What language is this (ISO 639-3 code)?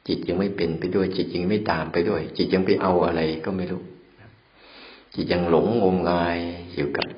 tha